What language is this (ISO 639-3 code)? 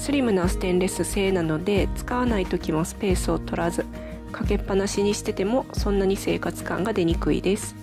jpn